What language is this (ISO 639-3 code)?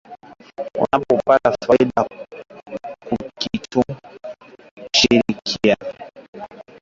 swa